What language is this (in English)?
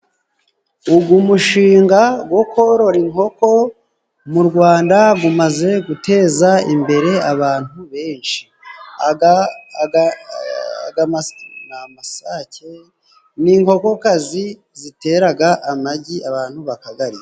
Kinyarwanda